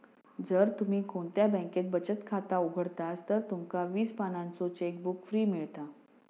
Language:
Marathi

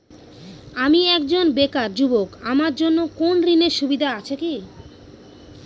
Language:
Bangla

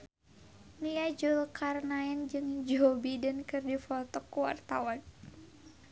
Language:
Sundanese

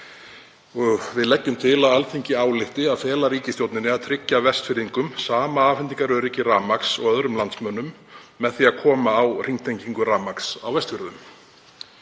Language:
Icelandic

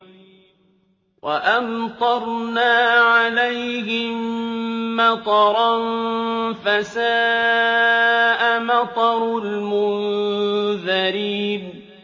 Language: Arabic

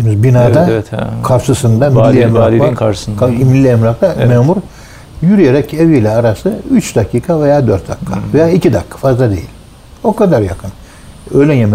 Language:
Turkish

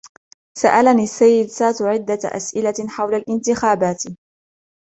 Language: Arabic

